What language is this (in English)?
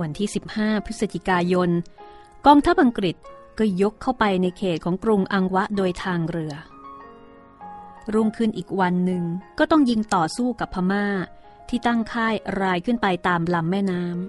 Thai